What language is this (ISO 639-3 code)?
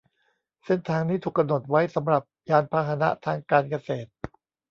tha